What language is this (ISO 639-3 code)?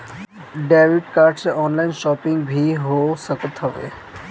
bho